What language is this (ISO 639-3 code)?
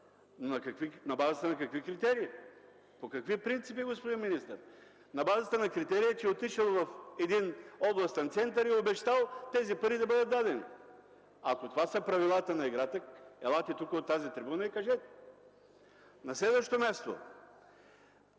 bul